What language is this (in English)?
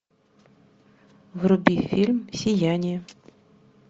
Russian